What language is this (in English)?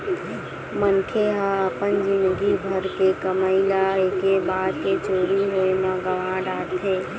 Chhattisgarhi